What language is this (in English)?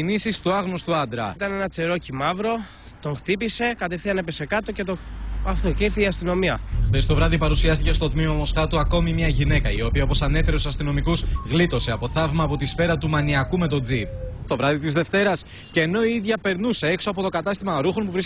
Greek